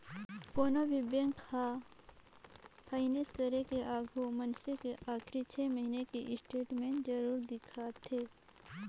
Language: Chhattisgarhi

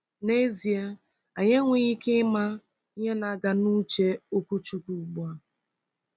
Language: Igbo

